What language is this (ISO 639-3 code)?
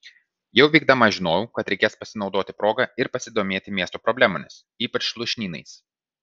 lit